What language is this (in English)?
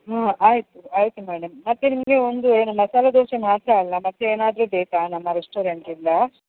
Kannada